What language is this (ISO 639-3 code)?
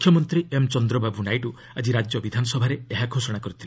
ori